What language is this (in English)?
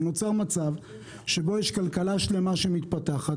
Hebrew